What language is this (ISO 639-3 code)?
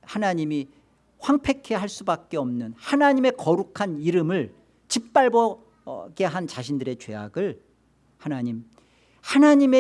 kor